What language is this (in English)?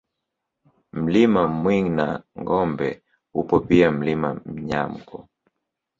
Swahili